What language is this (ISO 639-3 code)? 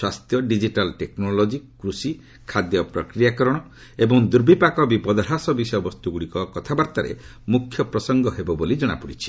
ori